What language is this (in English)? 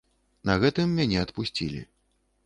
Belarusian